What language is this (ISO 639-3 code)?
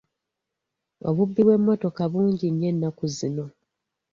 lug